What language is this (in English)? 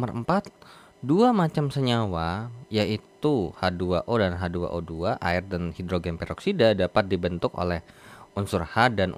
Indonesian